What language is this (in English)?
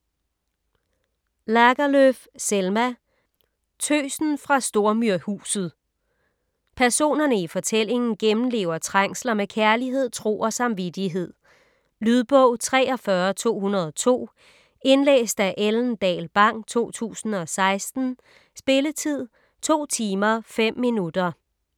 Danish